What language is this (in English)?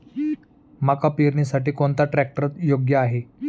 Marathi